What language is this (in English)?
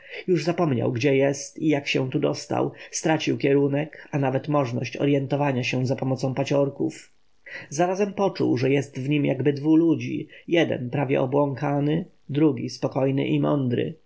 Polish